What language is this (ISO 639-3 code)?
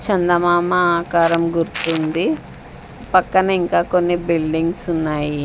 tel